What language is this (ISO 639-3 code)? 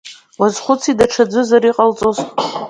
abk